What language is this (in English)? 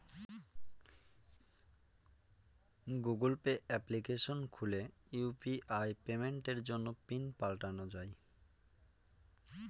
Bangla